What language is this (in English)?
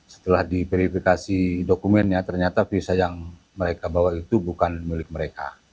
Indonesian